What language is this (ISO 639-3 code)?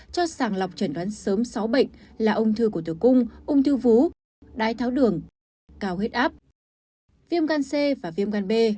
vie